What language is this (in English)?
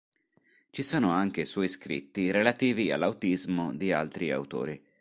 Italian